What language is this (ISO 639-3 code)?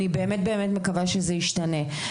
heb